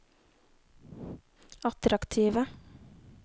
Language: Norwegian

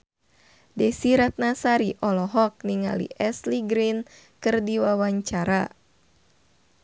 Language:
Sundanese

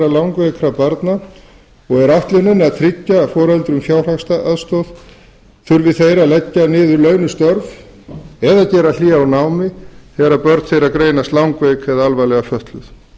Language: Icelandic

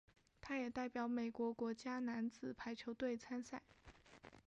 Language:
Chinese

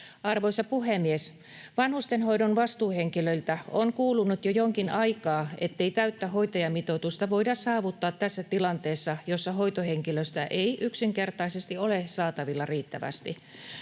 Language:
Finnish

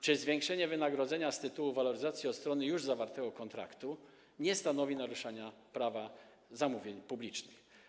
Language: Polish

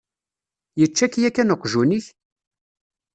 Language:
Kabyle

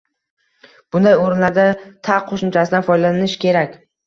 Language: Uzbek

